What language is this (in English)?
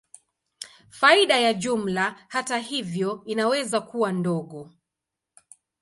Swahili